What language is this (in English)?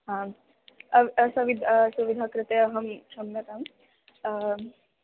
Sanskrit